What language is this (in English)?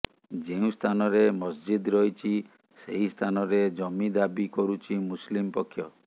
Odia